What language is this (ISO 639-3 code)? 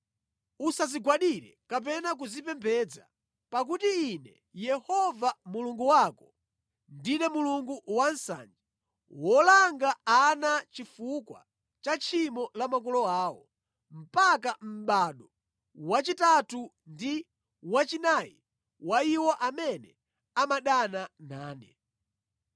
nya